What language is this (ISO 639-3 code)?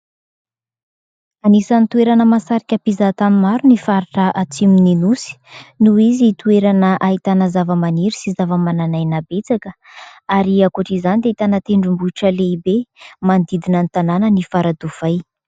mlg